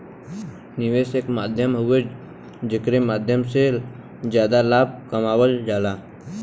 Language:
Bhojpuri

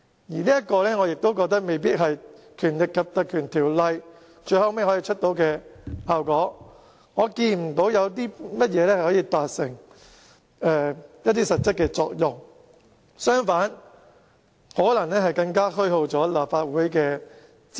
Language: Cantonese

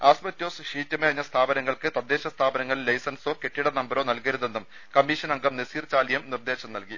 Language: Malayalam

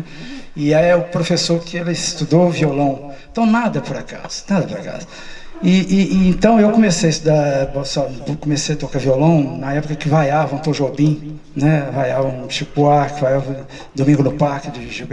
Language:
Portuguese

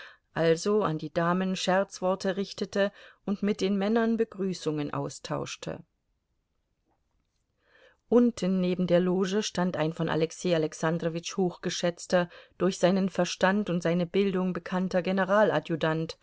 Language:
German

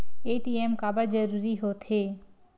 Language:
Chhattisgarhi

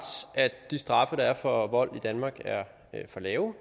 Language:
Danish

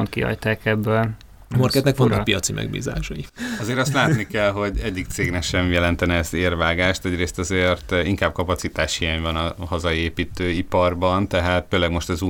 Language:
Hungarian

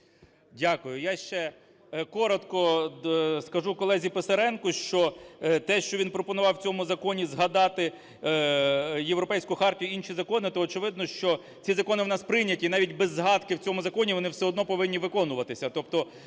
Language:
Ukrainian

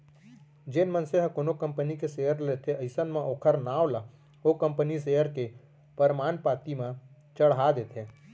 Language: Chhattisgarhi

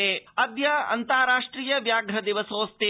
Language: Sanskrit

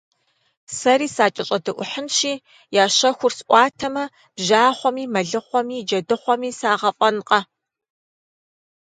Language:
Kabardian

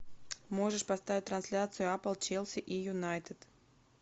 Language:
Russian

